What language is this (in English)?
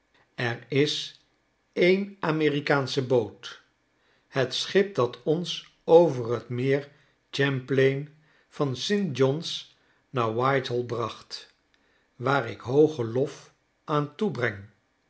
Dutch